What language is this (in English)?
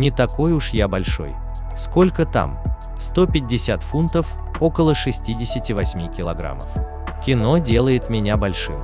Russian